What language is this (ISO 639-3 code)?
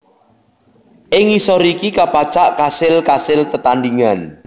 jav